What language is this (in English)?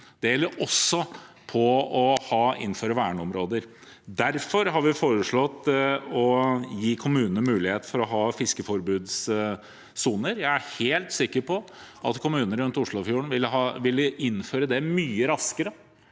Norwegian